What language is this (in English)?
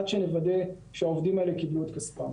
Hebrew